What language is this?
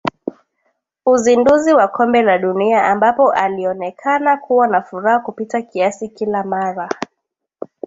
Swahili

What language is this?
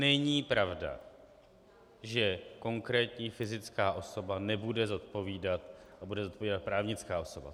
Czech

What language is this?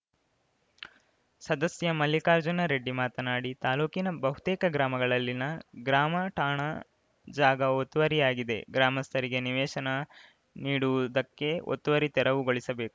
Kannada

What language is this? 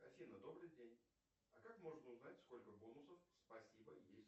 Russian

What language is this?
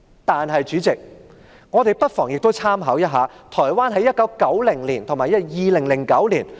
Cantonese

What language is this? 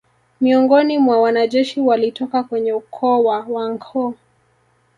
Swahili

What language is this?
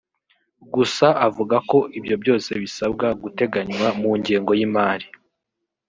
Kinyarwanda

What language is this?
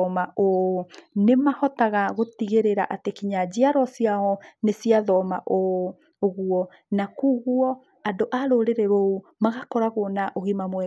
Kikuyu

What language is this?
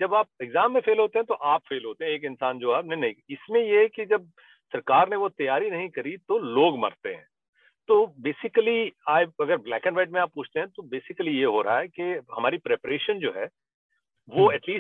Hindi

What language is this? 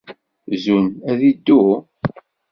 Kabyle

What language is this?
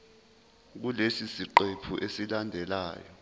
Zulu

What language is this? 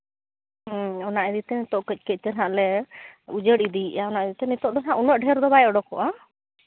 Santali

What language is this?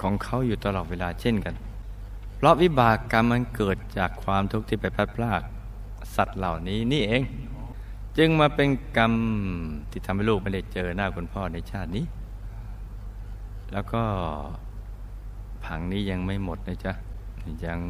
Thai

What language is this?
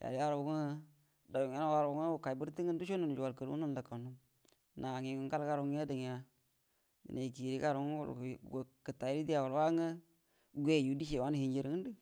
Buduma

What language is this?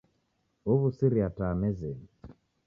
Taita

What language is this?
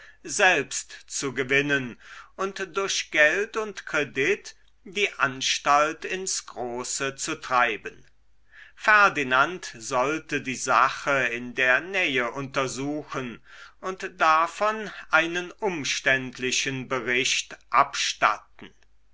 German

